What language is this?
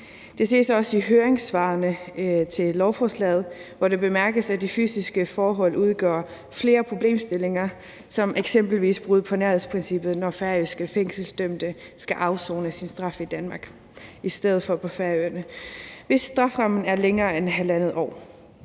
Danish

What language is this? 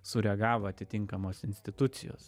Lithuanian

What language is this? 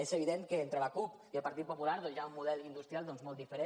Catalan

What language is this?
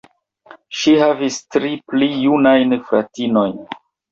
Esperanto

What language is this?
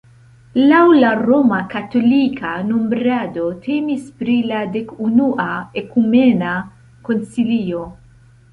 Esperanto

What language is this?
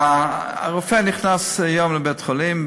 Hebrew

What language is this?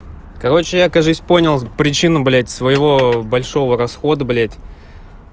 Russian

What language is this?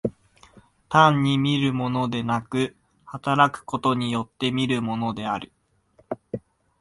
Japanese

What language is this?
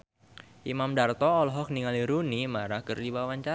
Sundanese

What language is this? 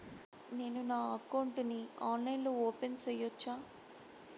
Telugu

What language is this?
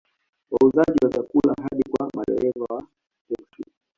Swahili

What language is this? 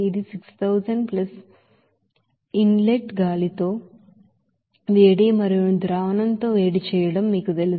Telugu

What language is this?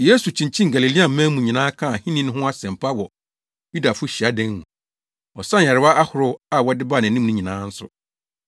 Akan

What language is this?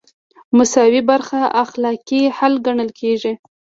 Pashto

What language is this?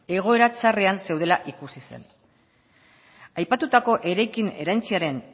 Basque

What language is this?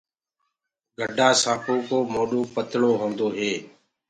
Gurgula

